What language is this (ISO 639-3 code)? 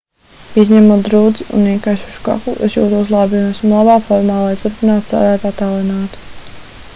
lav